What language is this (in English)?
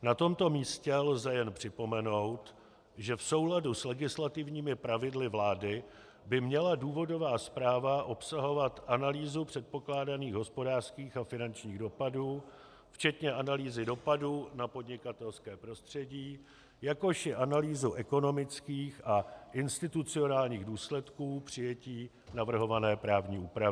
Czech